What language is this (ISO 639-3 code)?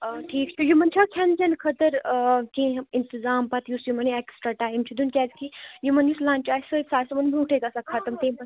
kas